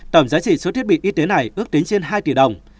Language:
Vietnamese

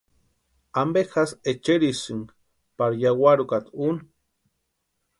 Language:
Western Highland Purepecha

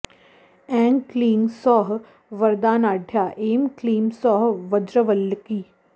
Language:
Sanskrit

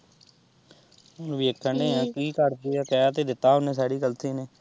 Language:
Punjabi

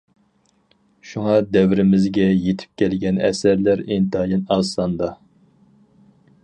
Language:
Uyghur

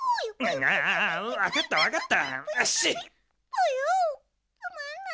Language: Japanese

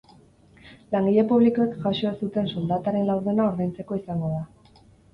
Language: Basque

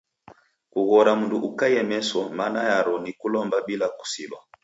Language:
Taita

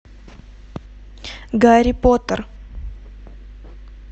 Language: Russian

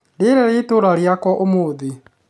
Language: Kikuyu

